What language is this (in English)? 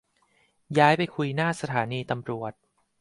Thai